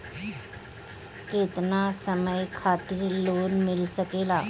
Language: Bhojpuri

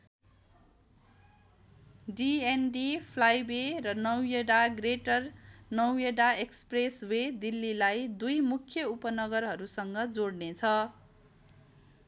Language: Nepali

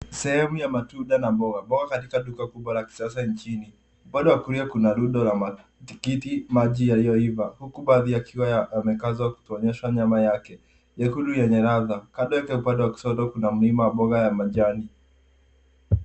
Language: Swahili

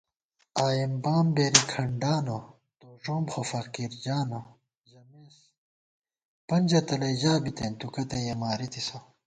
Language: Gawar-Bati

